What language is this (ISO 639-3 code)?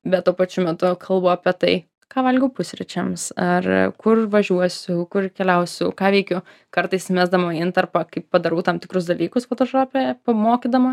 lit